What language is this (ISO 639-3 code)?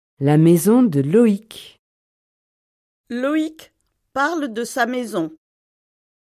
fra